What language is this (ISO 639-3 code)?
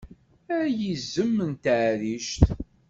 kab